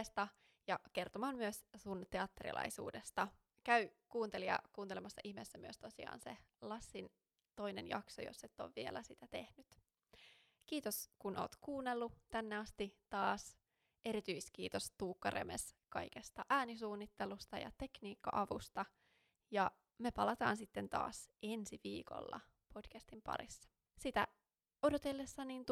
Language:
Finnish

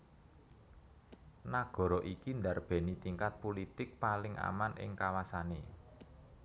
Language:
Javanese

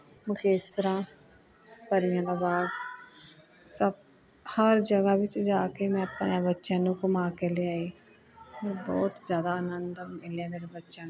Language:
Punjabi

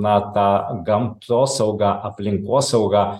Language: Lithuanian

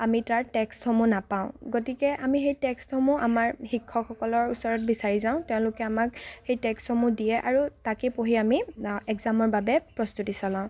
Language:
Assamese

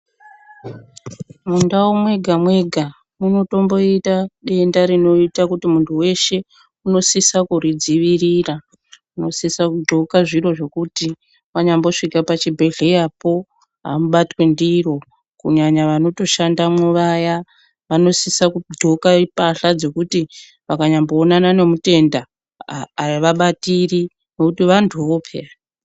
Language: Ndau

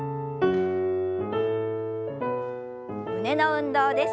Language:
Japanese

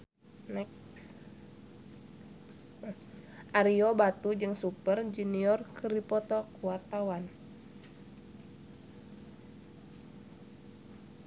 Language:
Sundanese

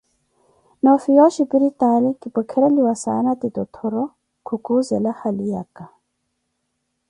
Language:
Koti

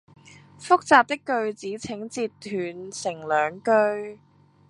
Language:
Cantonese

